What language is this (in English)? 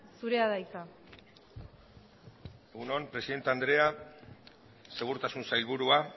Basque